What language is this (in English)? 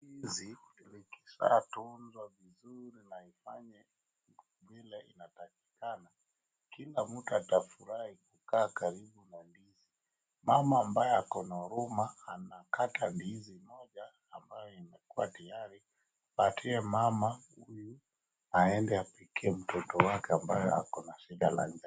Swahili